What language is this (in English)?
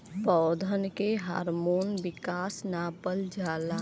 Bhojpuri